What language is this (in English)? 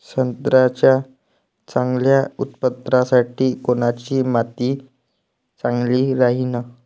Marathi